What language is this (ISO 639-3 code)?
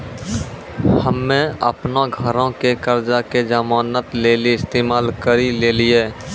mai